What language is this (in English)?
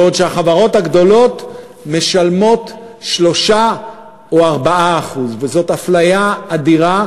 Hebrew